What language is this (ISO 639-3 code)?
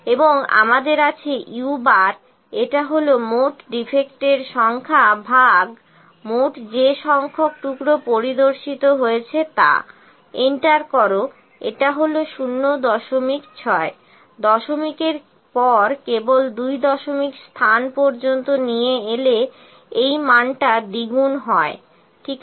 ben